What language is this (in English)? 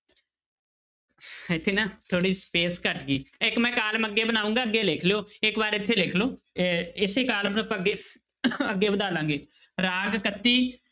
Punjabi